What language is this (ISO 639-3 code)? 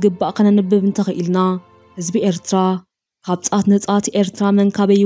ara